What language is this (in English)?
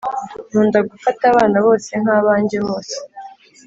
Kinyarwanda